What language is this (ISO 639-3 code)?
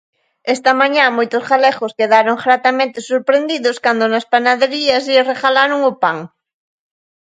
glg